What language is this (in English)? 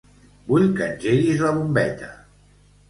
Catalan